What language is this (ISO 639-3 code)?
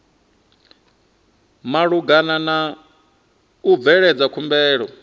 ven